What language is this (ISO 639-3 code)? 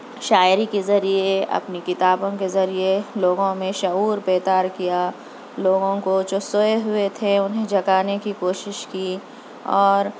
urd